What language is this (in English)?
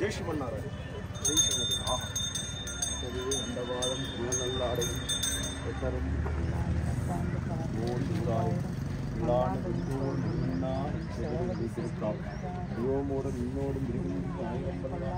Telugu